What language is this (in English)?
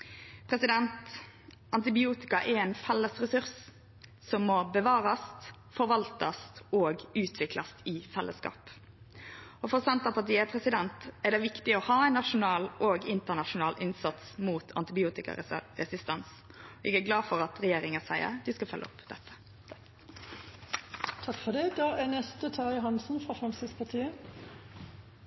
Norwegian